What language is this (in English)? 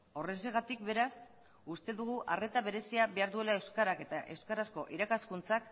Basque